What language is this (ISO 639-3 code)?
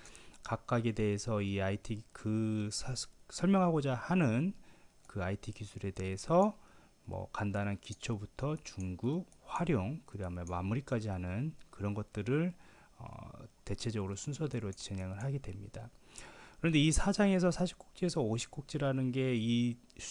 kor